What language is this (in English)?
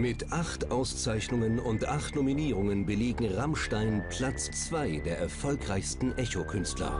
German